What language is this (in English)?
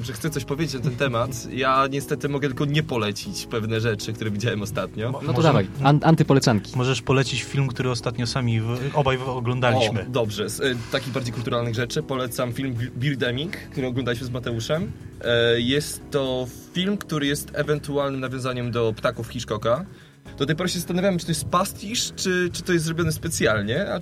Polish